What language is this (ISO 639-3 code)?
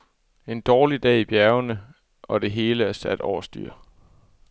dan